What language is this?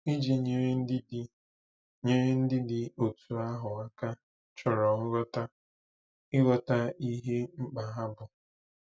Igbo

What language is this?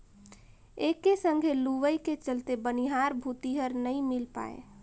Chhattisgarhi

